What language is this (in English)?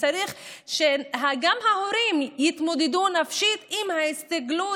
Hebrew